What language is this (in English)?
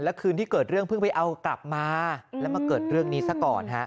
Thai